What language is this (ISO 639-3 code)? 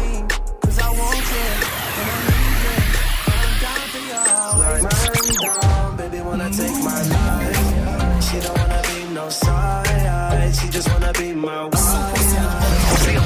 fra